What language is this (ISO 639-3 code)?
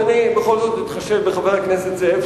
heb